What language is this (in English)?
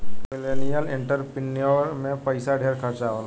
Bhojpuri